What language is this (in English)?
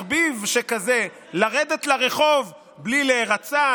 Hebrew